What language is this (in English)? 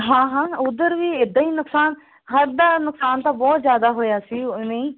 Punjabi